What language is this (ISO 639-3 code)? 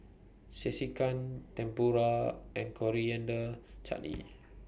eng